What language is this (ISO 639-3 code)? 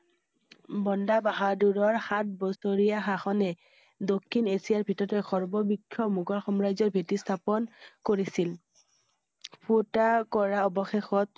asm